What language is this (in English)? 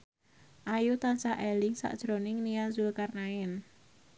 Javanese